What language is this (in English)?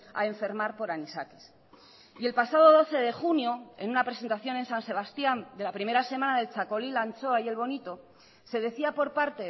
Spanish